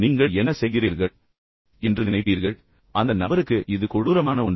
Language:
Tamil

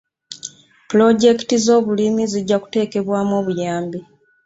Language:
Ganda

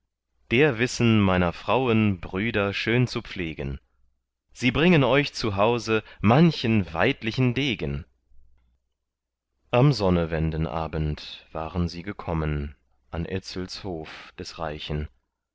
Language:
German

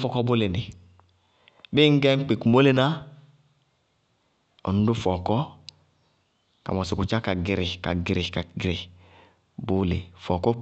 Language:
Bago-Kusuntu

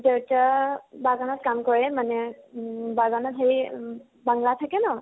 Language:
Assamese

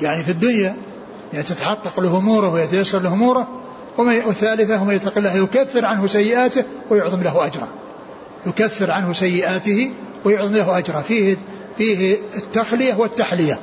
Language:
Arabic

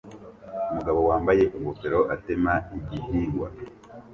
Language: Kinyarwanda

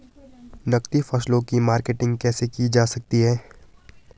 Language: Hindi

